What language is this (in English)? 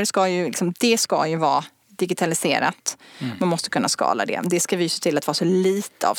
Swedish